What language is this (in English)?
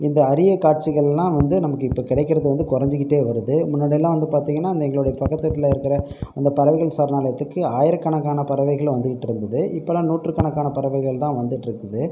Tamil